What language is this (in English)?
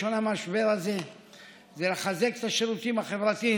Hebrew